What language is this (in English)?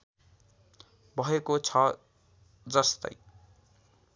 Nepali